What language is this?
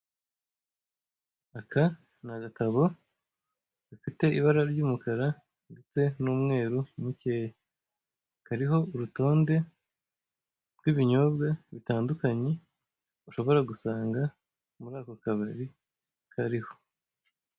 Kinyarwanda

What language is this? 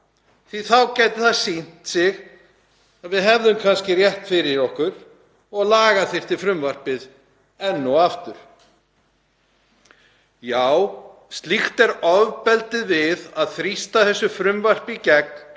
Icelandic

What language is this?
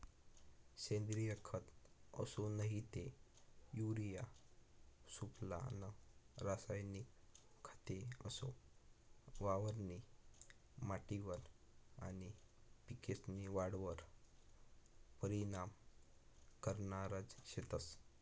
Marathi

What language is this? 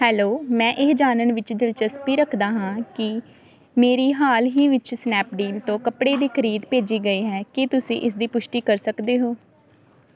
Punjabi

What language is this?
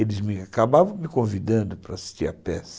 Portuguese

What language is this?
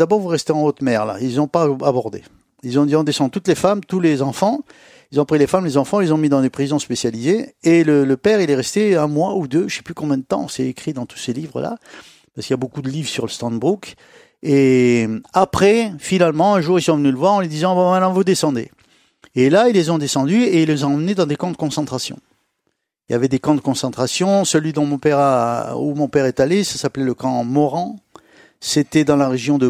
French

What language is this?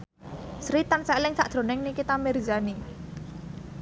Javanese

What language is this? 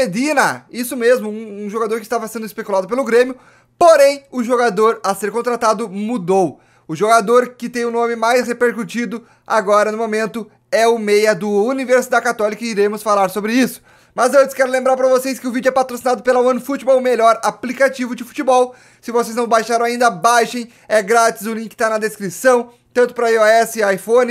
Portuguese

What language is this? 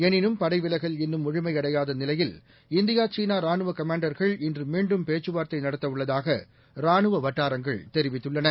Tamil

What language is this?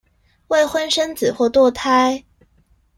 Chinese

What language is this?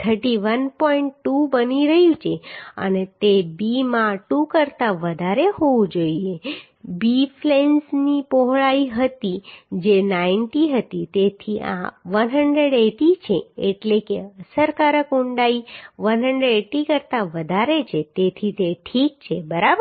Gujarati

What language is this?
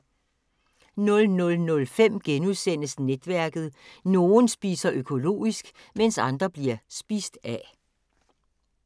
Danish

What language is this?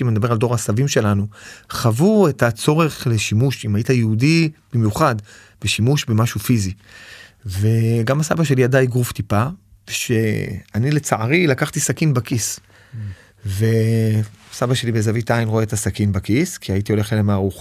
Hebrew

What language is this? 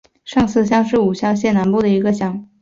Chinese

